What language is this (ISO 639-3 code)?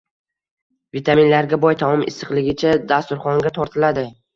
uzb